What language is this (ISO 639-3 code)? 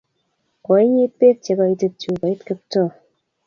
kln